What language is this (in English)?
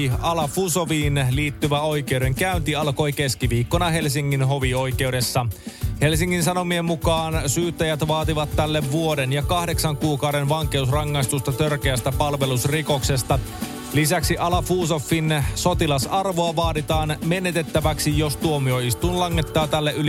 Finnish